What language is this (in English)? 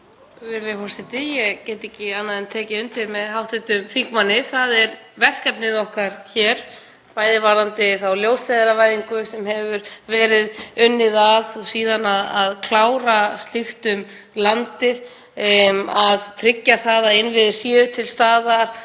Icelandic